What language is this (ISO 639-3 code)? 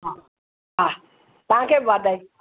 snd